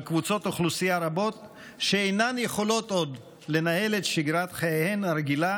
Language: Hebrew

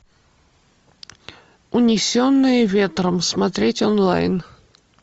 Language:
Russian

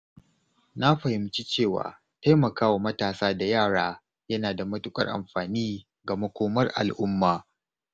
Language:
Hausa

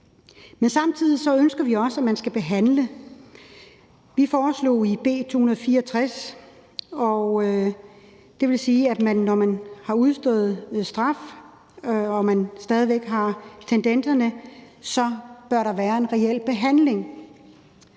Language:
Danish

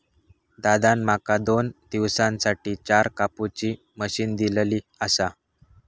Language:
Marathi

